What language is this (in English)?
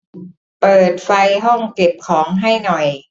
Thai